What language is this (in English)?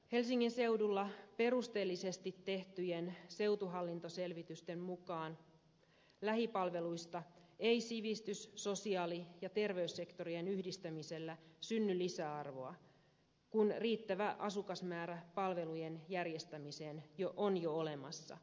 Finnish